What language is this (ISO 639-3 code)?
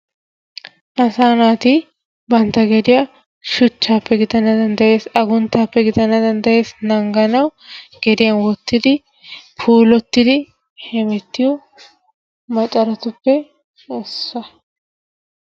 wal